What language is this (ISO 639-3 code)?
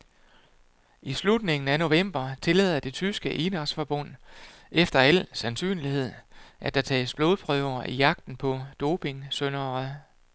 dan